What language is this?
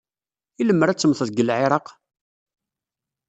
Kabyle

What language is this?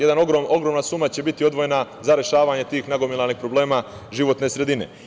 Serbian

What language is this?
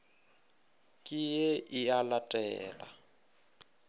Northern Sotho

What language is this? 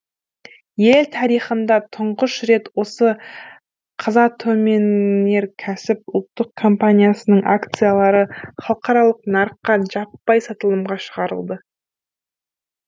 Kazakh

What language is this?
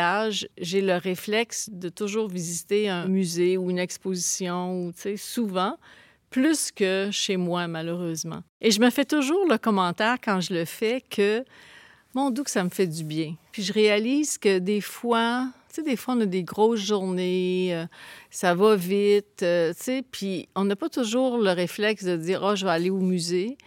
French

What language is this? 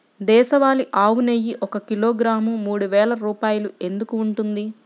Telugu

